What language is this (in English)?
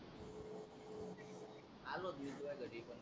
Marathi